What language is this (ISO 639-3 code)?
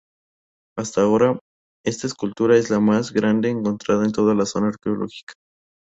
spa